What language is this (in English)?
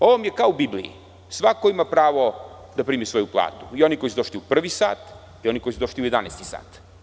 Serbian